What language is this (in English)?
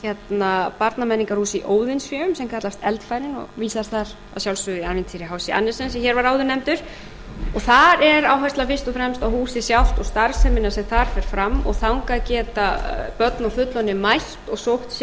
Icelandic